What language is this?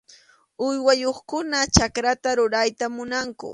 Arequipa-La Unión Quechua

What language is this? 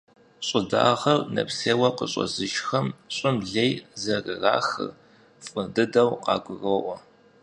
Kabardian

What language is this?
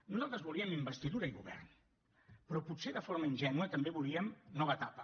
Catalan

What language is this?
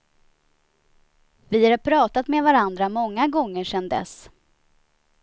Swedish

